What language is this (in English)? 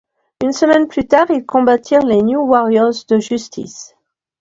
French